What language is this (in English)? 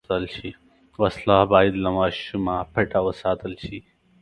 Pashto